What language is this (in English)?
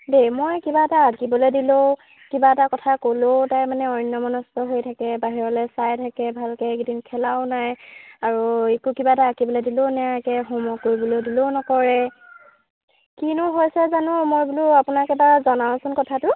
Assamese